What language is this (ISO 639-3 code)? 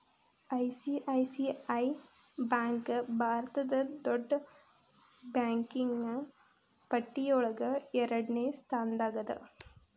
kan